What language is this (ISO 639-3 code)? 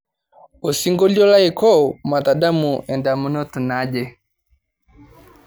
mas